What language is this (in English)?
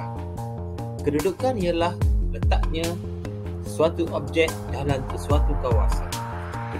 Malay